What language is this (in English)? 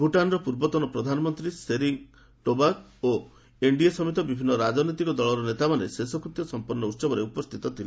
Odia